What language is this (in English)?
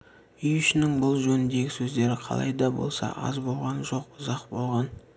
Kazakh